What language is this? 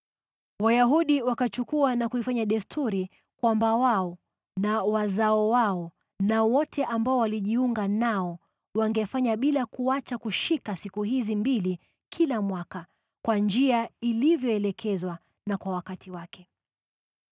Swahili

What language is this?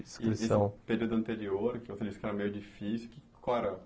Portuguese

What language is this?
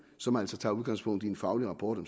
Danish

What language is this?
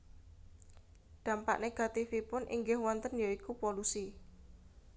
Javanese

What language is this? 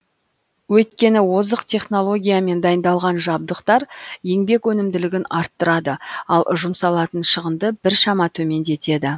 Kazakh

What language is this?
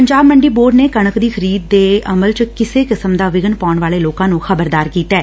Punjabi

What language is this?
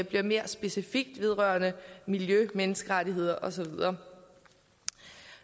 Danish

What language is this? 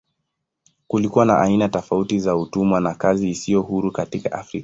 Swahili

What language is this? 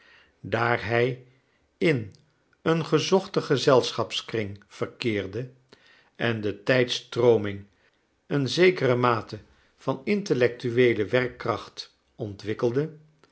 Dutch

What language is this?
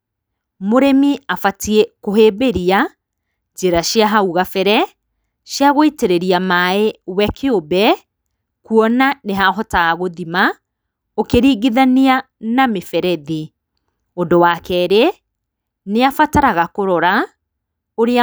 Kikuyu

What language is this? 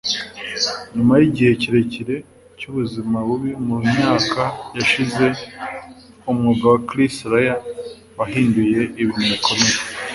Kinyarwanda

